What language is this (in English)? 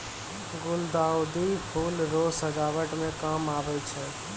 Maithili